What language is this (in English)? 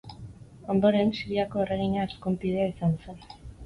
Basque